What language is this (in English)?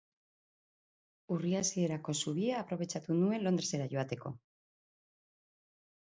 Basque